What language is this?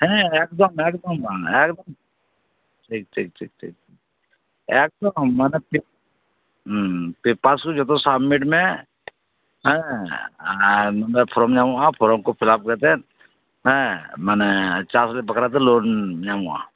Santali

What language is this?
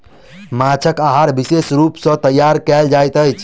Maithili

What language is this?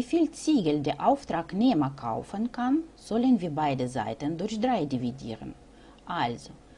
German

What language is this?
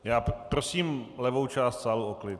Czech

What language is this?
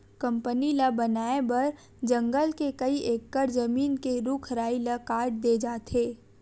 Chhattisgarhi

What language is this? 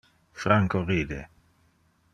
Interlingua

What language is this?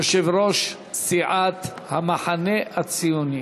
Hebrew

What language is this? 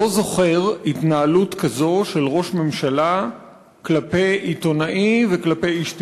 Hebrew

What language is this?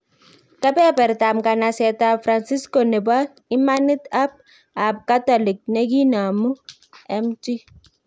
Kalenjin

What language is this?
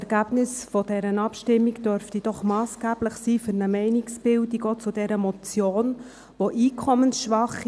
Swiss German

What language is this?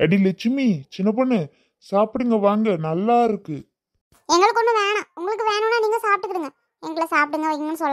Romanian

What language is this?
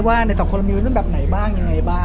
Thai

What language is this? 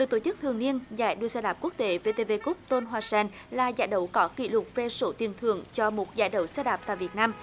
Vietnamese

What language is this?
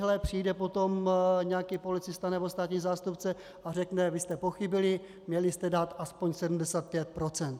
Czech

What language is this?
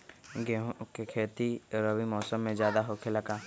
Magahi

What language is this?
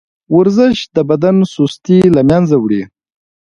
Pashto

